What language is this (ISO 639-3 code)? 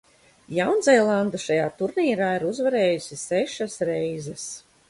lav